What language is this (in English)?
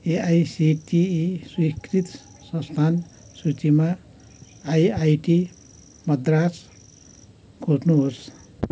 Nepali